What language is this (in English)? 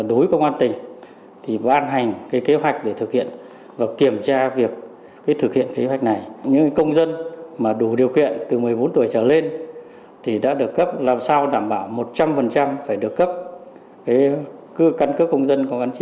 Vietnamese